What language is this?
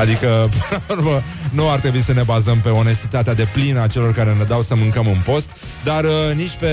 Romanian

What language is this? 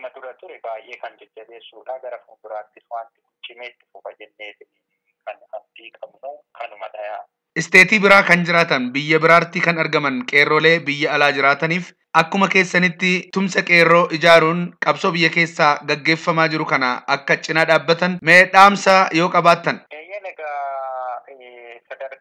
Arabic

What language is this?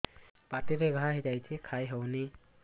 Odia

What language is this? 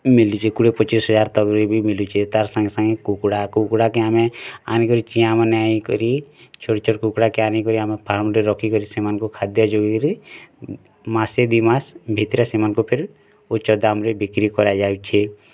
Odia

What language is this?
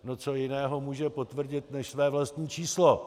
Czech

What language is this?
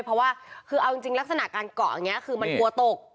Thai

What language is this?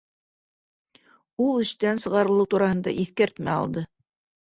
Bashkir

